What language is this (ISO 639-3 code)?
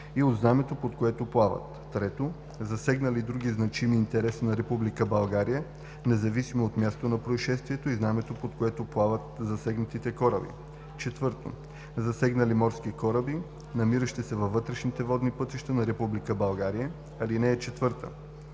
bul